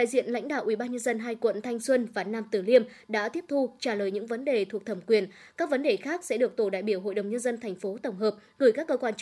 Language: Vietnamese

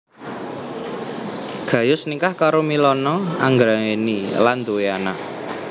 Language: Javanese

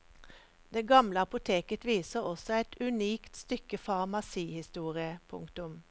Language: Norwegian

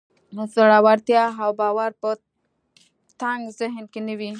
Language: Pashto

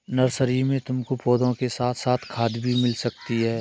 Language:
Hindi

